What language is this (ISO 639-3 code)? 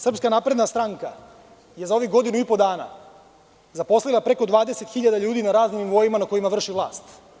srp